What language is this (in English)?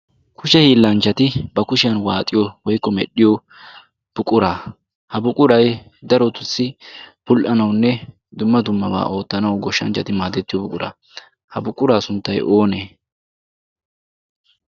Wolaytta